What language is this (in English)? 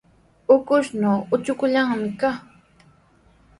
Sihuas Ancash Quechua